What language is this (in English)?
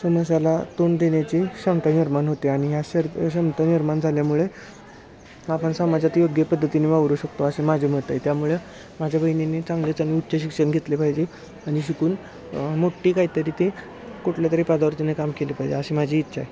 Marathi